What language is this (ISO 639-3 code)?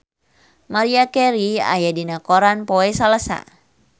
sun